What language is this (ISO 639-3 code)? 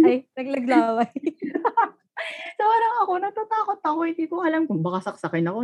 fil